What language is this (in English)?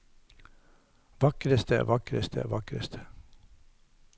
Norwegian